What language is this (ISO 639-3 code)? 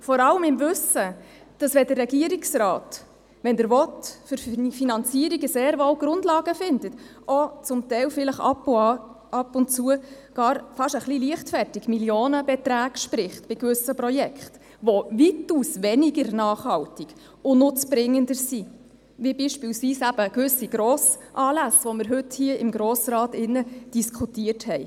gsw